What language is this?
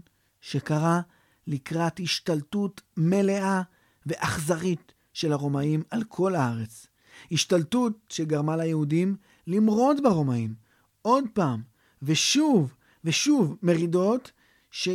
Hebrew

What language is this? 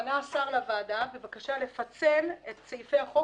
Hebrew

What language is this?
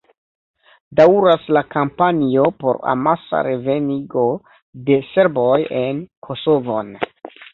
Esperanto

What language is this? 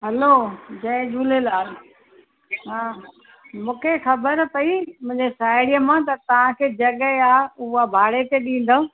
Sindhi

